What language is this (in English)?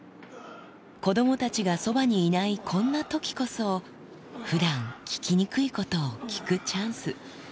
Japanese